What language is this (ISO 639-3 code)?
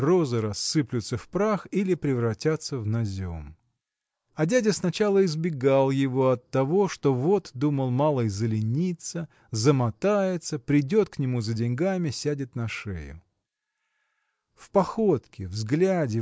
rus